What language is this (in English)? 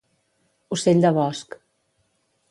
Catalan